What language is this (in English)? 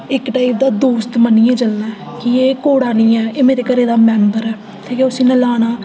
Dogri